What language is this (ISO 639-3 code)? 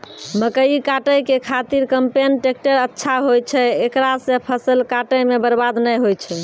mai